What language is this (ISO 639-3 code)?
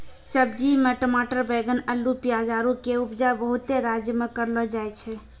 mai